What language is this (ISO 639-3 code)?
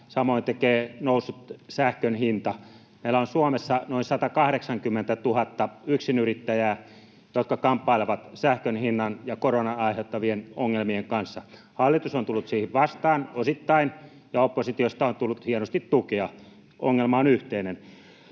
fin